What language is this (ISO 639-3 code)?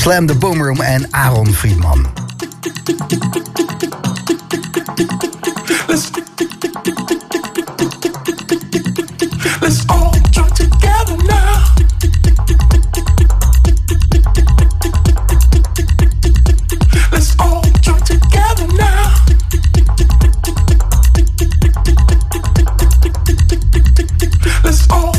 nld